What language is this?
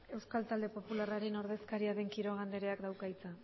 Basque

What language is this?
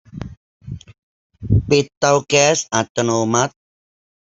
Thai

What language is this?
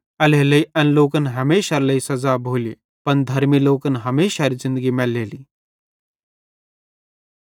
Bhadrawahi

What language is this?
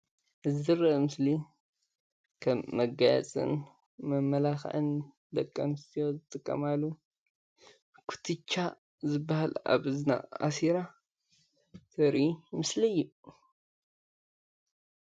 Tigrinya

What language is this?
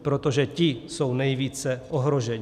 Czech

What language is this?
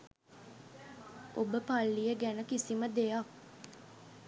Sinhala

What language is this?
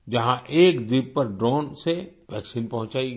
Hindi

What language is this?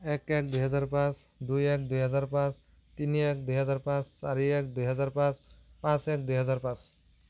Assamese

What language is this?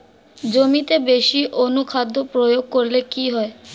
Bangla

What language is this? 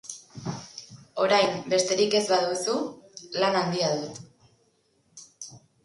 Basque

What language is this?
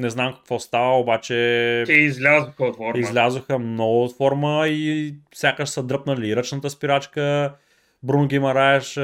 Bulgarian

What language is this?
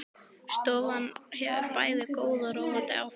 Icelandic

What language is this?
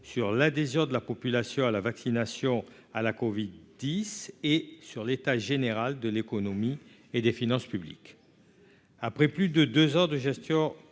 French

